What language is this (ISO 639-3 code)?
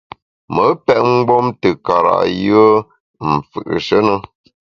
bax